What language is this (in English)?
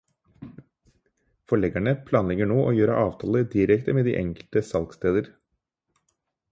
Norwegian Bokmål